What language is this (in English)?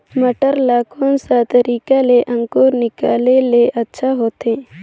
Chhattisgarhi